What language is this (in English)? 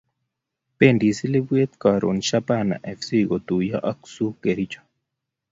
Kalenjin